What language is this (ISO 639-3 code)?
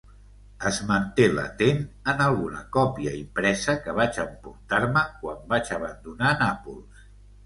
cat